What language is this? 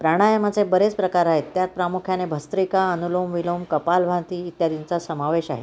Marathi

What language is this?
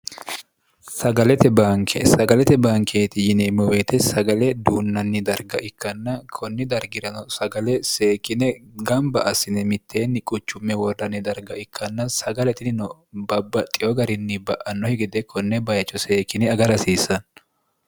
Sidamo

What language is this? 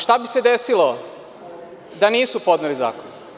Serbian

